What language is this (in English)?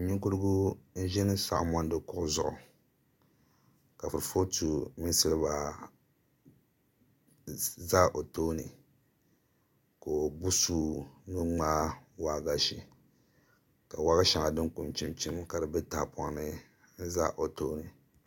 Dagbani